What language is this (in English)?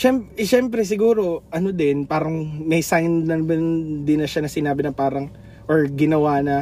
Filipino